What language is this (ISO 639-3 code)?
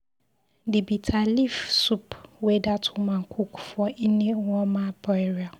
pcm